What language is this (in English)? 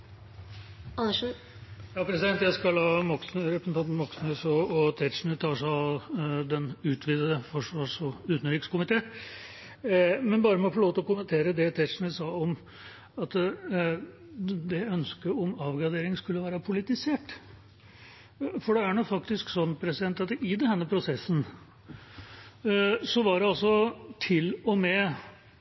Norwegian Bokmål